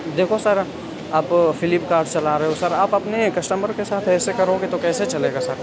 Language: Urdu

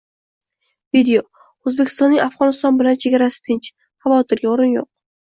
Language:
Uzbek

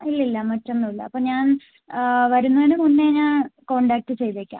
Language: Malayalam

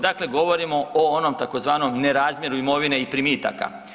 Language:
Croatian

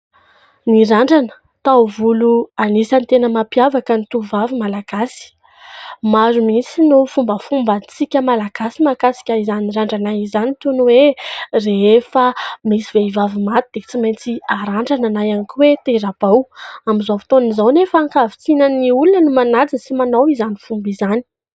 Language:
Malagasy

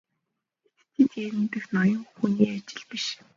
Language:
Mongolian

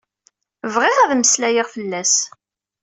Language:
Kabyle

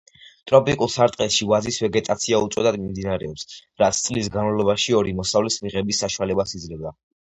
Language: Georgian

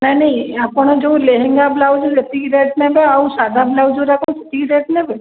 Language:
Odia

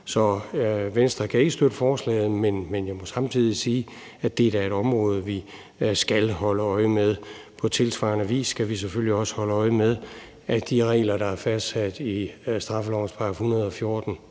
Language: Danish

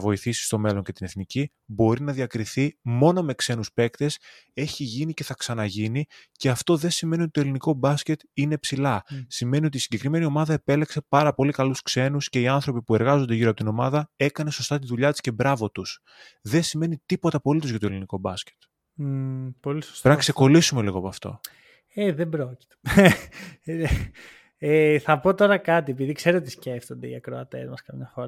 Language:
Greek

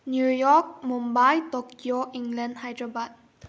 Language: Manipuri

